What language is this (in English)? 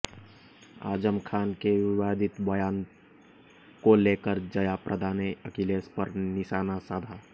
Hindi